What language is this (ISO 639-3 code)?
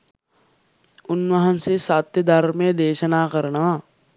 sin